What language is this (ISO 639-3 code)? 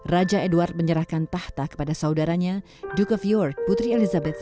ind